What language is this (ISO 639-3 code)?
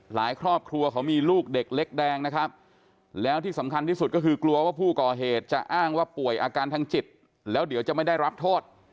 tha